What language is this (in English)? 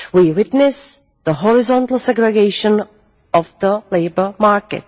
English